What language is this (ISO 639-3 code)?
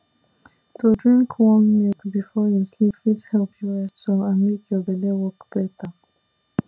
pcm